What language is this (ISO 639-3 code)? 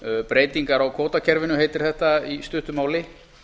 isl